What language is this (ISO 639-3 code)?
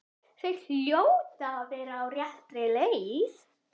isl